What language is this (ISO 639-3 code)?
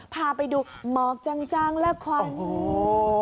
tha